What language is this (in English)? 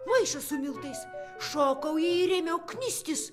Lithuanian